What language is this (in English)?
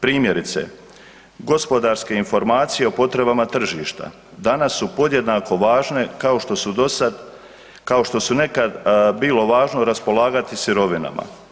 Croatian